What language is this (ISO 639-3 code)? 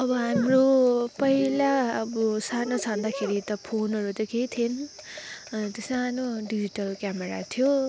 nep